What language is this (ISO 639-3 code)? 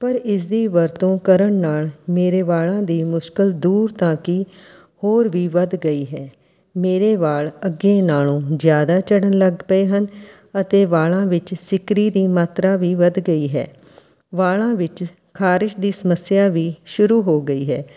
pan